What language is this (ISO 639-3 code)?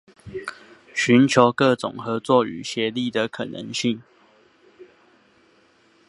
zho